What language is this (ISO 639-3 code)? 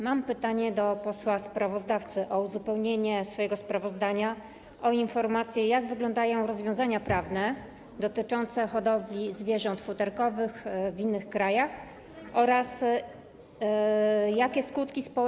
pol